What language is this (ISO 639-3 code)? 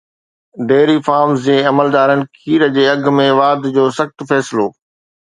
snd